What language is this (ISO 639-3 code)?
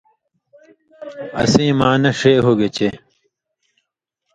mvy